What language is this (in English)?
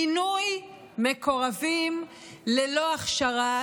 Hebrew